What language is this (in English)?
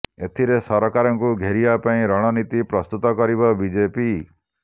Odia